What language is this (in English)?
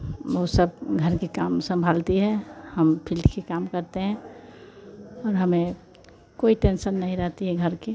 Hindi